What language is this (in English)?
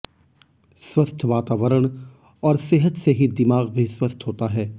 Hindi